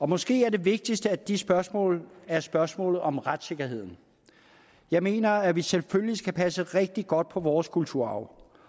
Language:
Danish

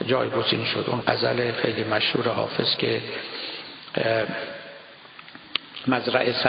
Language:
Persian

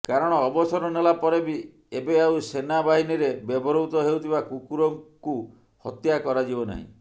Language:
Odia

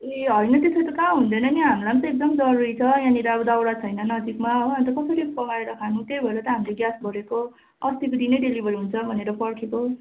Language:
Nepali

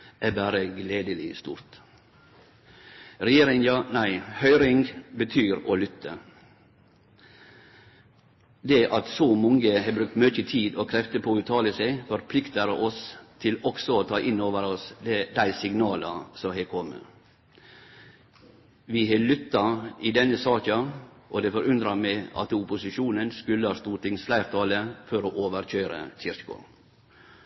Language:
Norwegian Nynorsk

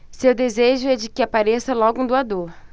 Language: Portuguese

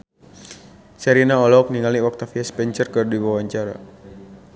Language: Sundanese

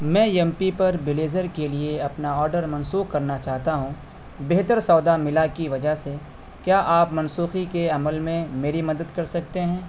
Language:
Urdu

